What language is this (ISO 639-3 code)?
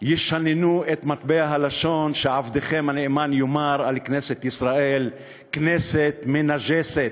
heb